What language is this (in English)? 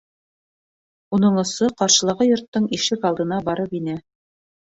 Bashkir